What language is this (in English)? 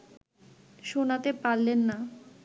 Bangla